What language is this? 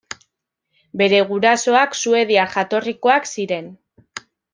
Basque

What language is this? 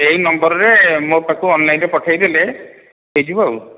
Odia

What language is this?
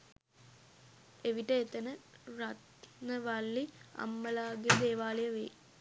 Sinhala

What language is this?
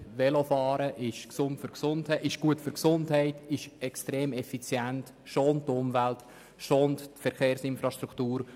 Swiss German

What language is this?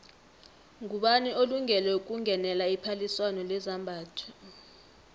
South Ndebele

